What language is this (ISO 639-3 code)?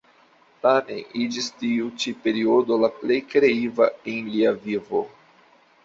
epo